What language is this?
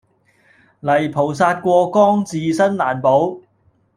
Cantonese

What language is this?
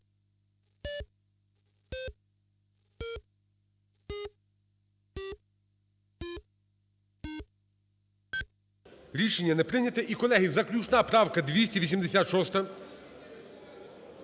Ukrainian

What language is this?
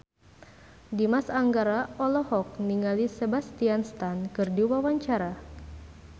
Sundanese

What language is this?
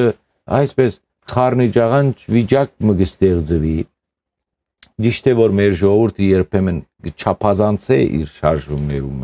Romanian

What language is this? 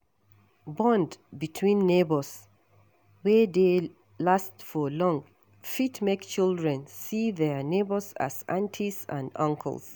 Nigerian Pidgin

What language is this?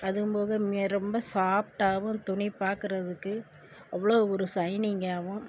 Tamil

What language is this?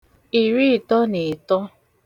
Igbo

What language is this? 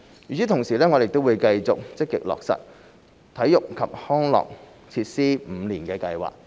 Cantonese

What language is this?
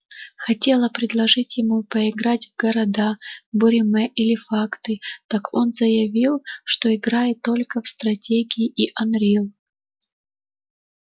Russian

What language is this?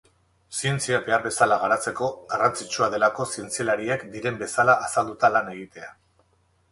Basque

